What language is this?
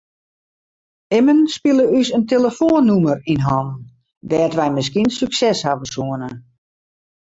Western Frisian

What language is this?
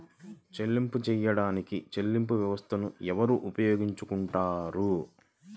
Telugu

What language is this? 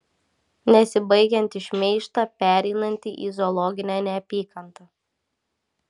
Lithuanian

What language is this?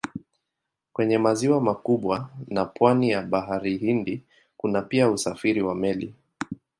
Swahili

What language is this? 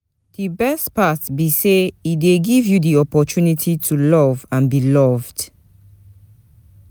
Nigerian Pidgin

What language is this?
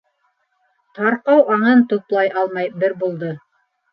Bashkir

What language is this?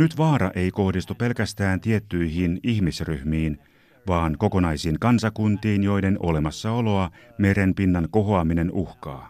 Finnish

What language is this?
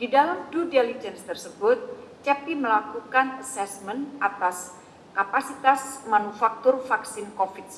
Indonesian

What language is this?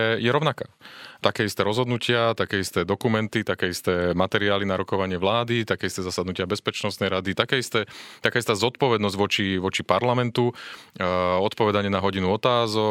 Slovak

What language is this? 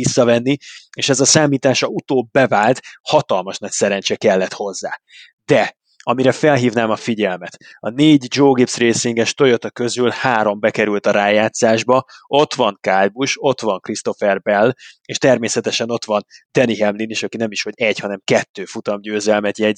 Hungarian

